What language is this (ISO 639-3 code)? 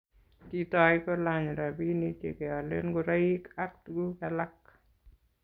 kln